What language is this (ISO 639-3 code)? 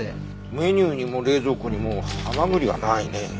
jpn